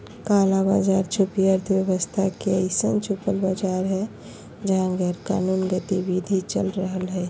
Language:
Magahi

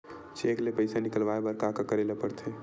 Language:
Chhattisgarhi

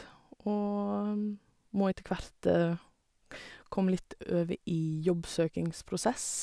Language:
Norwegian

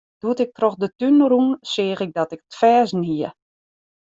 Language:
Western Frisian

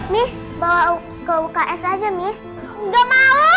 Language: Indonesian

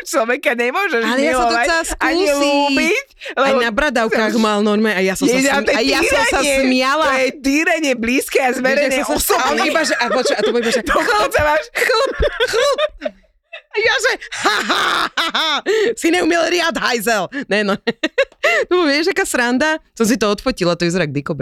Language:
Slovak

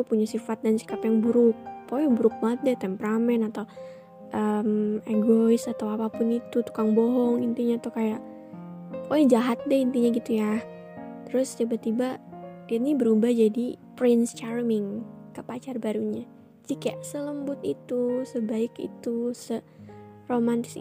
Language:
Indonesian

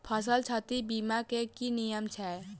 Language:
Maithili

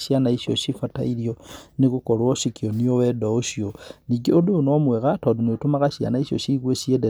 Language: Kikuyu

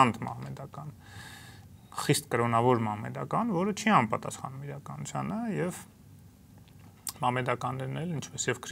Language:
Romanian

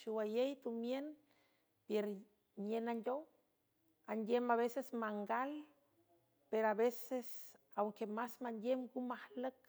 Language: San Francisco Del Mar Huave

